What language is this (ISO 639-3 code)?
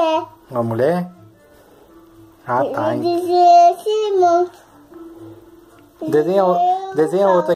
por